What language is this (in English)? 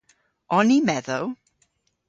Cornish